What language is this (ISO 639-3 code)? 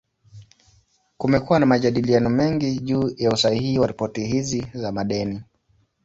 swa